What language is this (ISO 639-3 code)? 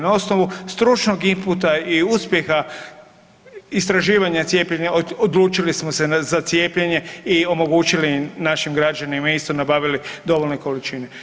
hrv